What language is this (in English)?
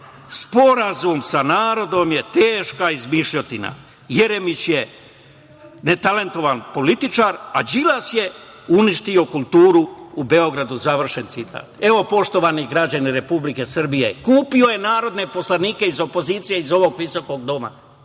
Serbian